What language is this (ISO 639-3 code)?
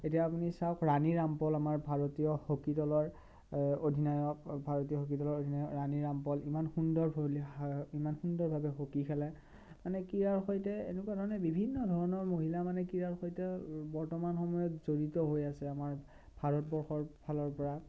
asm